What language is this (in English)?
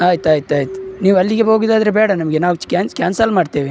Kannada